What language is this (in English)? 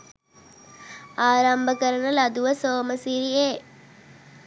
Sinhala